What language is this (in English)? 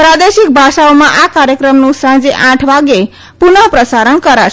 Gujarati